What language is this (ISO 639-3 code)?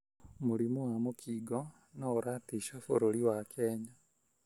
kik